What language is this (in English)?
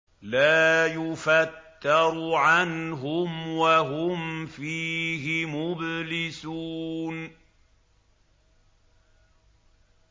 Arabic